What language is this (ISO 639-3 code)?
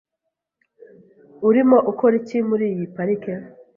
kin